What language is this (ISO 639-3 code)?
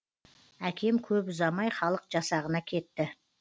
kaz